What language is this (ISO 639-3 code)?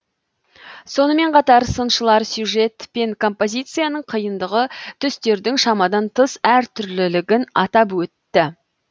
kaz